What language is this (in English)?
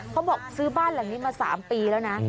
Thai